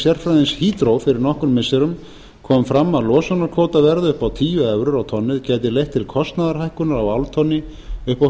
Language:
Icelandic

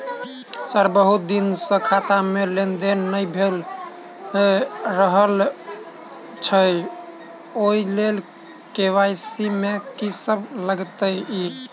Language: Maithili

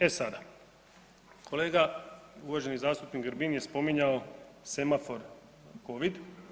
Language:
Croatian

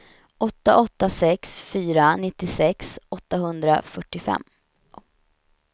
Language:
Swedish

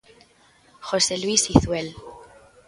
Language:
Galician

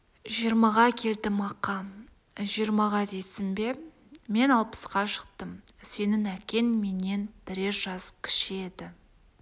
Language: Kazakh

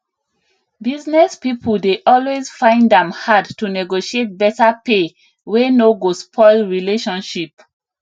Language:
Nigerian Pidgin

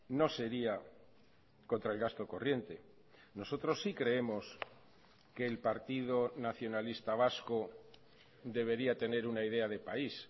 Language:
Spanish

